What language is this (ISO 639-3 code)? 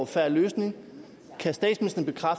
dan